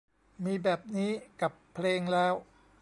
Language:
Thai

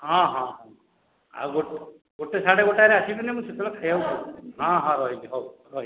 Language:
Odia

